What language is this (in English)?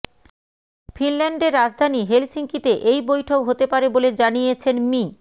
Bangla